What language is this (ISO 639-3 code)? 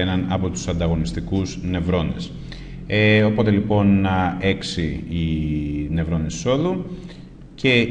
ell